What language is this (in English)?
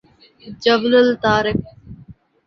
Urdu